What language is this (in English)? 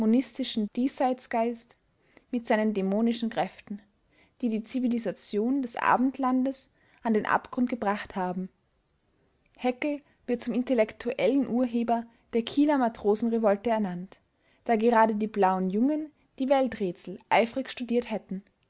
German